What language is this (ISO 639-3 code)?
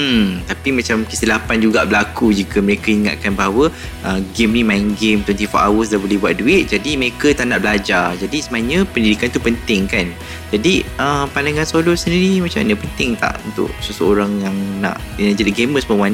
msa